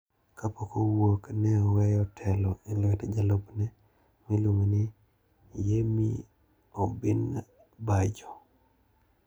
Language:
Luo (Kenya and Tanzania)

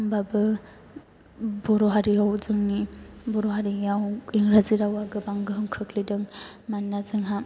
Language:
Bodo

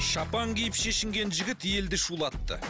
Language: Kazakh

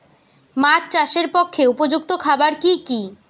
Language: Bangla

